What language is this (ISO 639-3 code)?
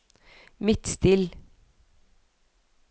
nor